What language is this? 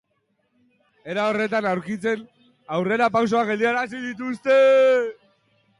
Basque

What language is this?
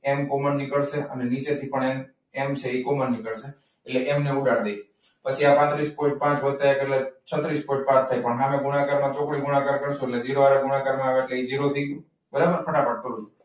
Gujarati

